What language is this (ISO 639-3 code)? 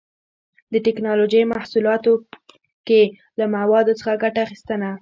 pus